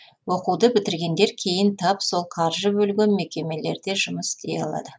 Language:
Kazakh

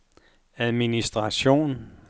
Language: Danish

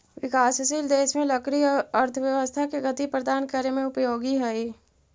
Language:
Magahi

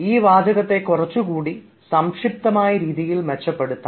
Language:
Malayalam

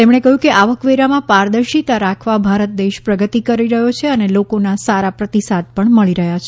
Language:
Gujarati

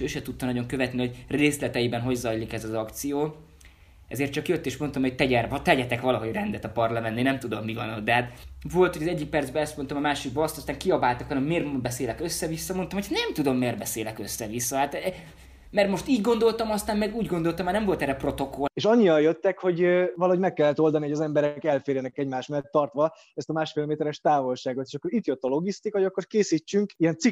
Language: Hungarian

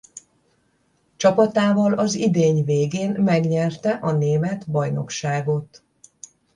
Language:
Hungarian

